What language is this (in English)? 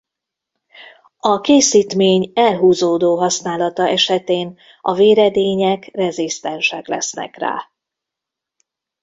Hungarian